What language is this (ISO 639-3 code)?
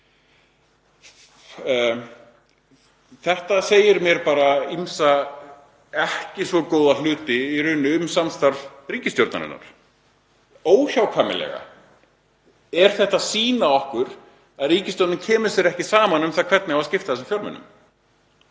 isl